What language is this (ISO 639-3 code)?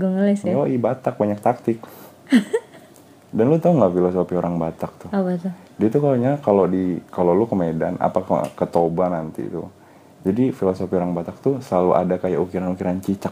ind